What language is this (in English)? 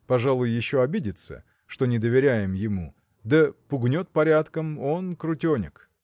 Russian